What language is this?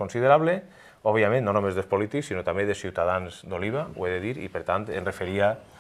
Spanish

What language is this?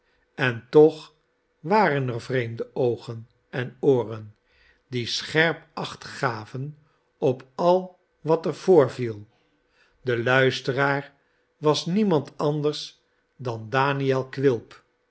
Dutch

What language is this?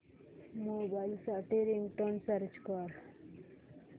Marathi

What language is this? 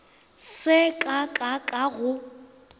Northern Sotho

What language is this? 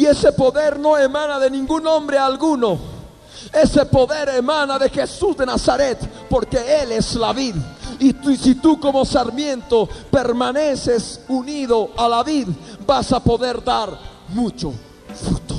Spanish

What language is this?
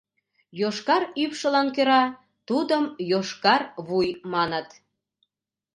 Mari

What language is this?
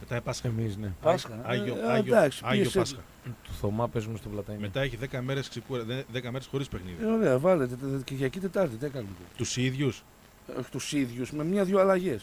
Greek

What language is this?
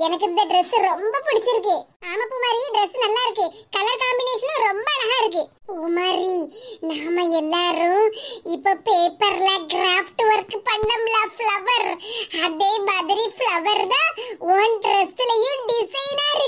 Indonesian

